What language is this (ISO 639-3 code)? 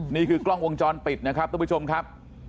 tha